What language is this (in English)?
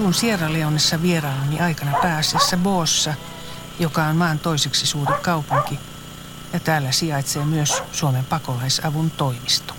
Finnish